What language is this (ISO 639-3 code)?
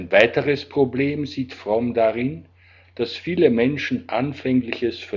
deu